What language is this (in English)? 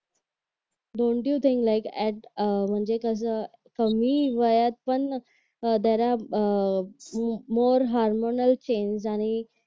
Marathi